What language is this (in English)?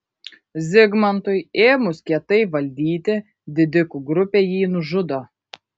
Lithuanian